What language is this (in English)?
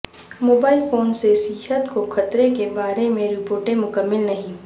Urdu